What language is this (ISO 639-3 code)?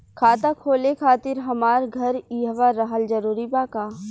bho